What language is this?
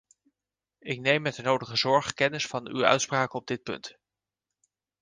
Dutch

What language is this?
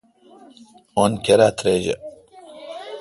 Kalkoti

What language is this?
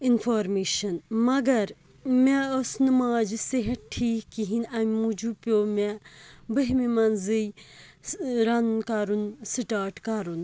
Kashmiri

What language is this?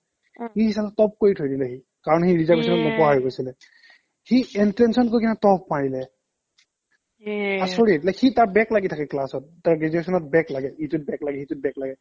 Assamese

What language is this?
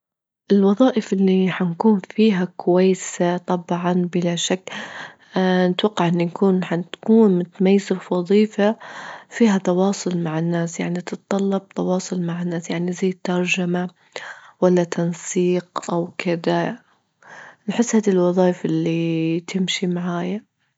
Libyan Arabic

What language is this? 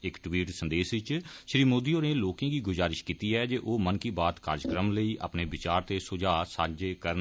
Dogri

